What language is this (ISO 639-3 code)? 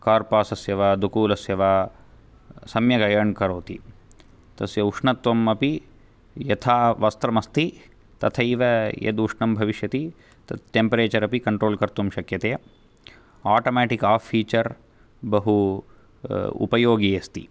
san